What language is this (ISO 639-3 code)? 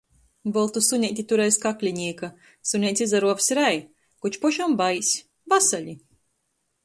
ltg